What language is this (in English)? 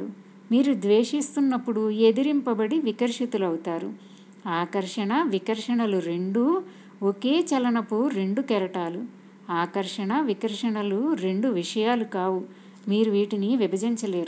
Telugu